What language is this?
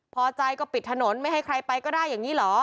Thai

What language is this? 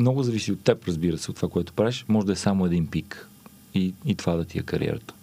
Bulgarian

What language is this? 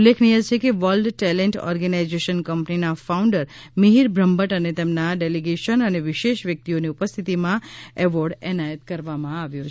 Gujarati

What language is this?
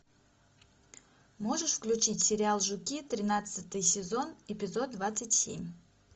Russian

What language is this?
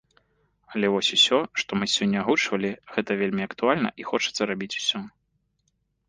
Belarusian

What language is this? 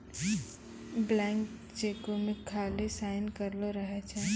Maithili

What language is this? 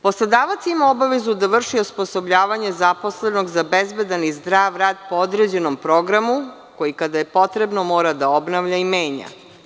Serbian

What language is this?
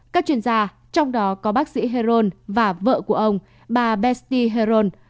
Vietnamese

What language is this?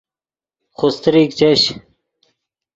Yidgha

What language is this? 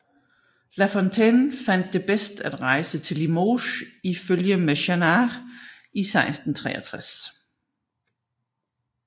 Danish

